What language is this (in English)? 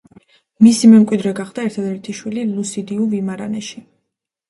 Georgian